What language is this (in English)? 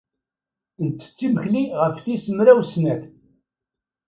Kabyle